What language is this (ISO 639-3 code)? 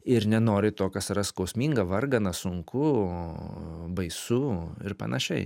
lit